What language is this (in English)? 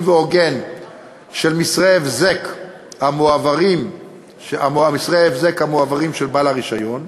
Hebrew